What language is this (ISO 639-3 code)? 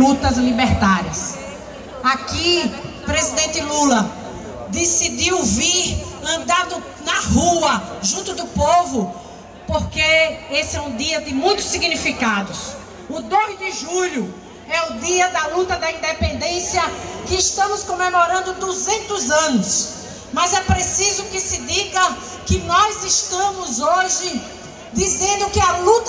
por